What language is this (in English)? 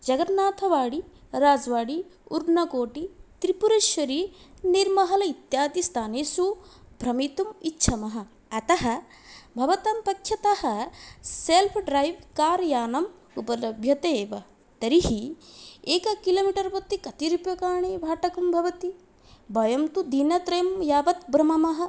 Sanskrit